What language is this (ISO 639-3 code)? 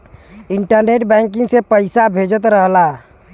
bho